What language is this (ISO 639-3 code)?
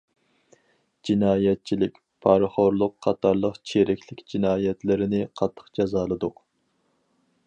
uig